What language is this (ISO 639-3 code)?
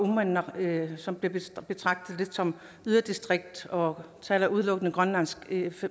dan